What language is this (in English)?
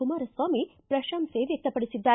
Kannada